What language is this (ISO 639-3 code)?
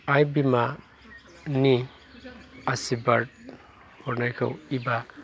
brx